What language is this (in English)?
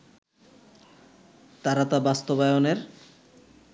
Bangla